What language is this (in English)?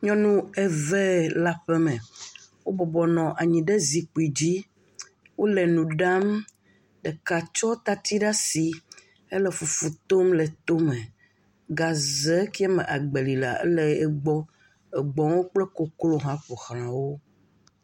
Ewe